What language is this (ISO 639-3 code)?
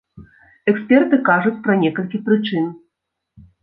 bel